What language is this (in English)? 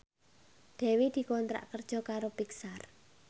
Javanese